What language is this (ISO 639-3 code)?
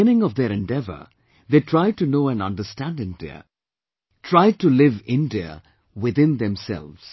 eng